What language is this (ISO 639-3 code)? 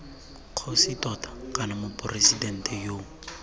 tsn